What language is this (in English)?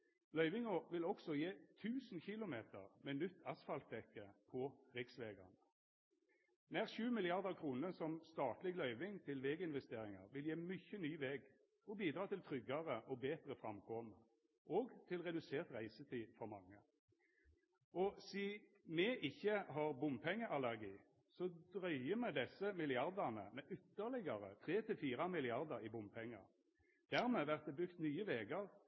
Norwegian Nynorsk